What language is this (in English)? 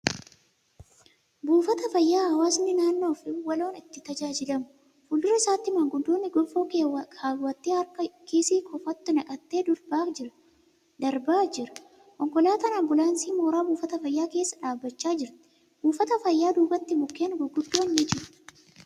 Oromo